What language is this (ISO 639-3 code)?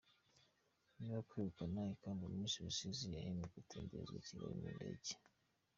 kin